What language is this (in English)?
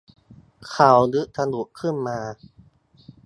Thai